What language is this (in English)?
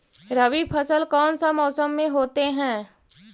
Magahi